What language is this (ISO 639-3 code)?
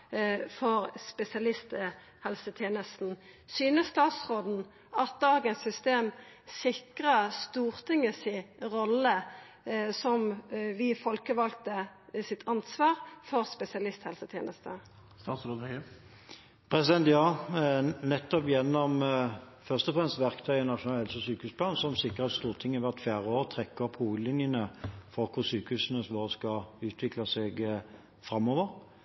nor